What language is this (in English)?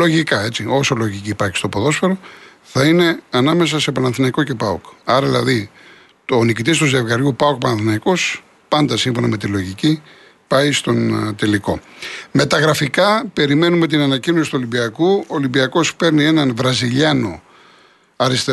Greek